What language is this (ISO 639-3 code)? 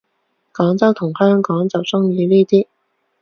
yue